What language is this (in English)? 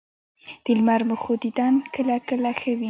Pashto